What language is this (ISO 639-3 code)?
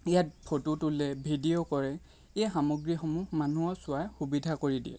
asm